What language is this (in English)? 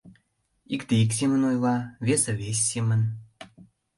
Mari